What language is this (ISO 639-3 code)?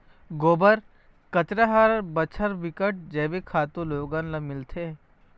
hne